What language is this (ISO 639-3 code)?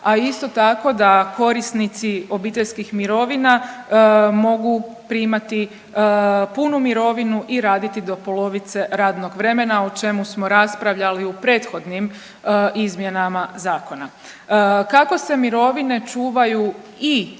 hrv